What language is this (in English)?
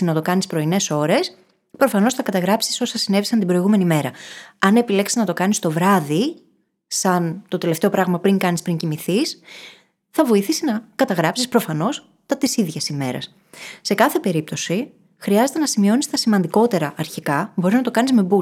Greek